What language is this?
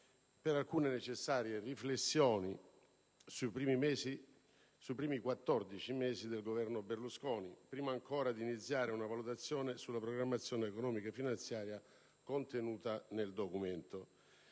Italian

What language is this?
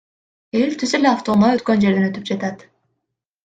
Kyrgyz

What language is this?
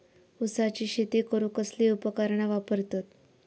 Marathi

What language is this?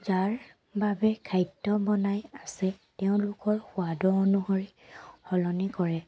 Assamese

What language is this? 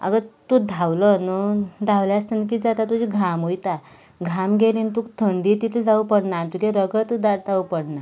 Konkani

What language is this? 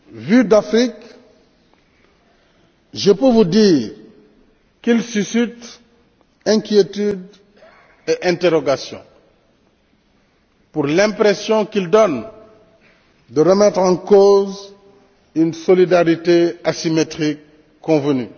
French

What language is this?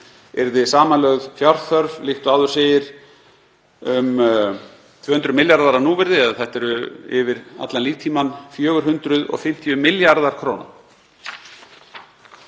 Icelandic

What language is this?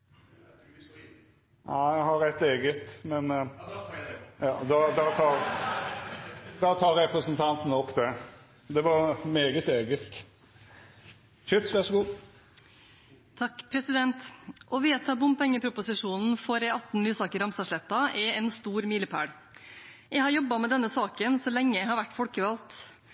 Norwegian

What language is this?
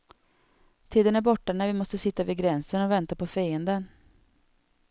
Swedish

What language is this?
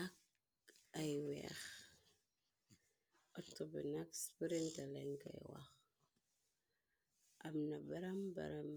Wolof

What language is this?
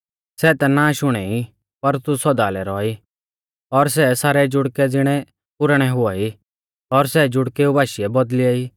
Mahasu Pahari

